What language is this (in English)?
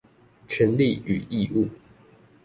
Chinese